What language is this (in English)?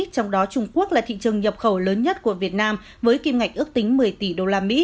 Vietnamese